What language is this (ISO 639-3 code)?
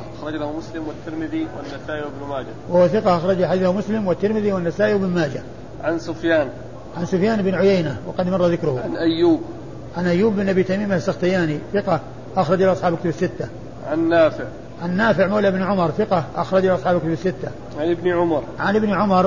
ara